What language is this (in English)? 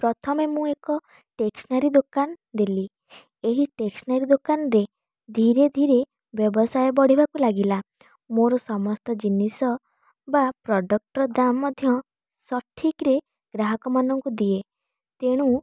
Odia